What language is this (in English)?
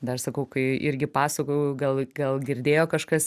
Lithuanian